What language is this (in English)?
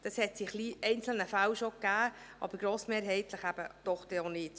Swiss German